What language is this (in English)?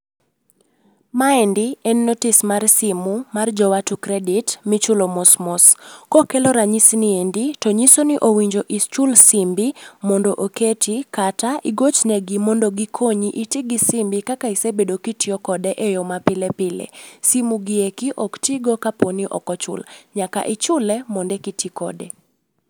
Luo (Kenya and Tanzania)